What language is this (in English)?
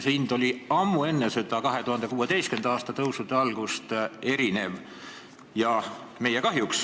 Estonian